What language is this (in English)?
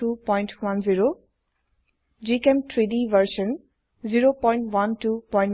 Assamese